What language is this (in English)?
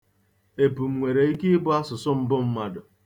Igbo